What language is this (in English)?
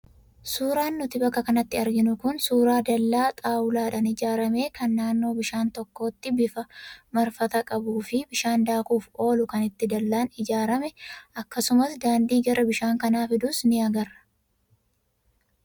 Oromo